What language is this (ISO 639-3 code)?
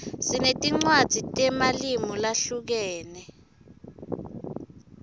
ssw